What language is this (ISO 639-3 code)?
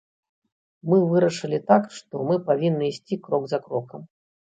bel